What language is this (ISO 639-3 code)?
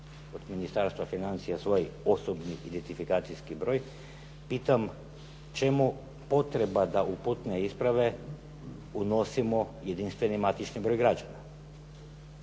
hrv